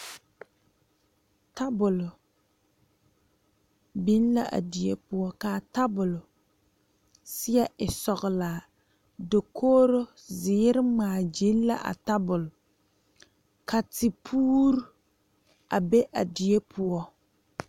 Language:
Southern Dagaare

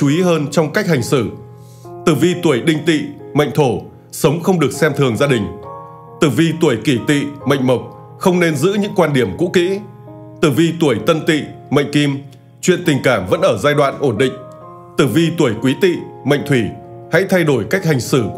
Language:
Vietnamese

